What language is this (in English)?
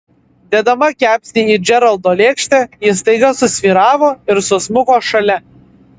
Lithuanian